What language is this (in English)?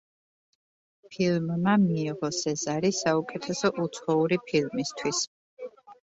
Georgian